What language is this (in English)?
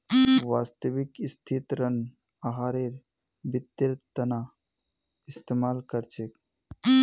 Magahi